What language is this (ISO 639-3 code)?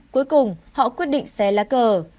vie